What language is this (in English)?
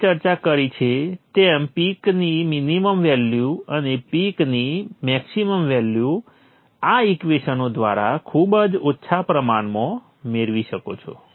Gujarati